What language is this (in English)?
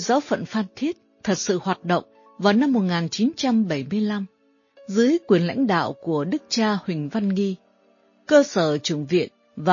Vietnamese